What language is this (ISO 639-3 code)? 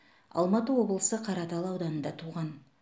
kaz